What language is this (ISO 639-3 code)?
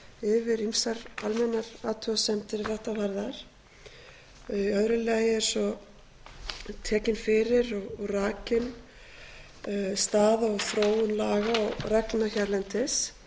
isl